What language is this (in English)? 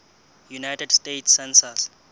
Southern Sotho